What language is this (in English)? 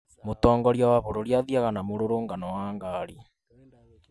Kikuyu